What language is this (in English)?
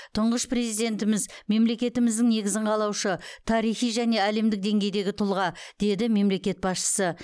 Kazakh